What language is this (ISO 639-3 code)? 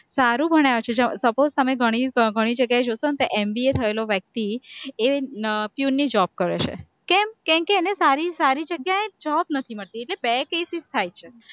guj